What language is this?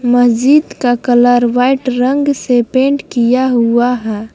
Hindi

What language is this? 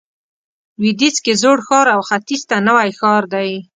Pashto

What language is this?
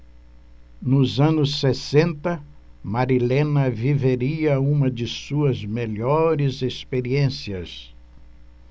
Portuguese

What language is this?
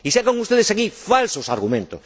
Spanish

